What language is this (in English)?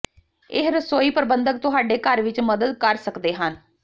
Punjabi